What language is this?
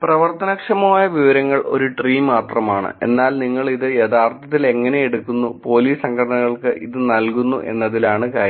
Malayalam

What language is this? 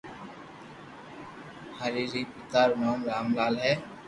Loarki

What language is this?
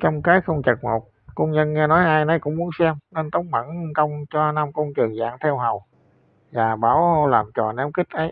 Vietnamese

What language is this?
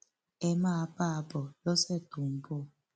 Yoruba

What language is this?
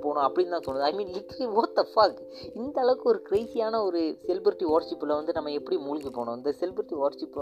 Malayalam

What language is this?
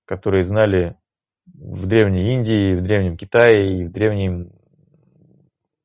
Russian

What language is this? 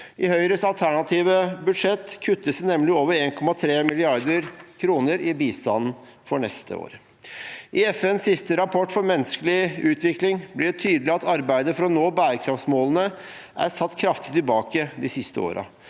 Norwegian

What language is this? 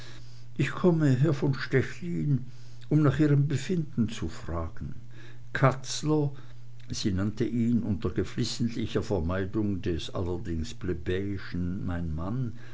German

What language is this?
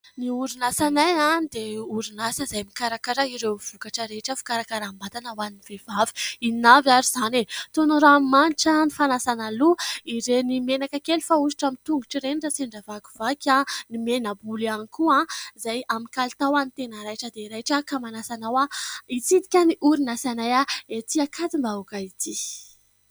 Malagasy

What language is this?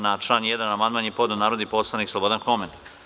Serbian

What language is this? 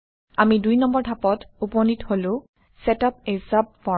Assamese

